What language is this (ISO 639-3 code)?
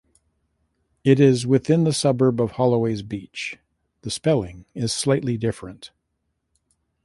eng